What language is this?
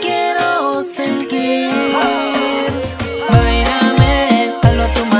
Dutch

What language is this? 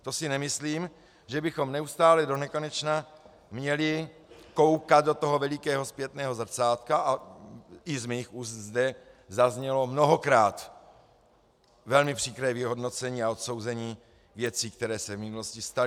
Czech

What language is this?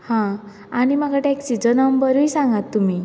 Konkani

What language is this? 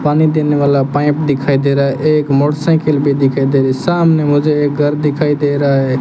Hindi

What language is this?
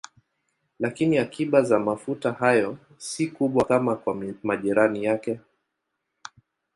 Swahili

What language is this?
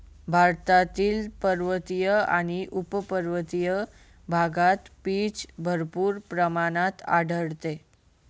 Marathi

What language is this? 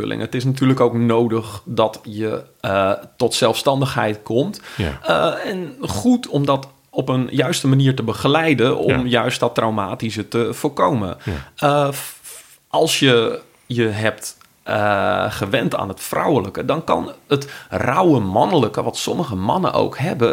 Dutch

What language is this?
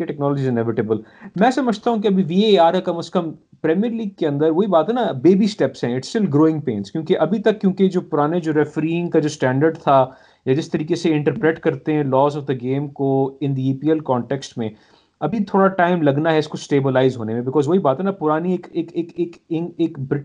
Urdu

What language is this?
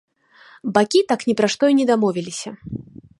Belarusian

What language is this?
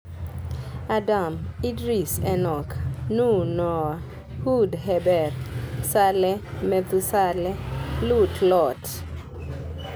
Luo (Kenya and Tanzania)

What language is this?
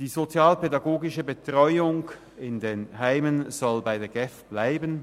Swiss German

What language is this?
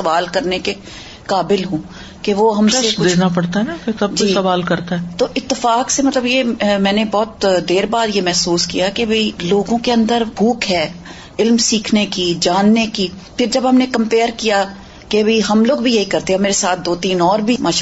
Urdu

